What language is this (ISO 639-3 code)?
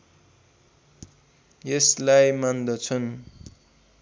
nep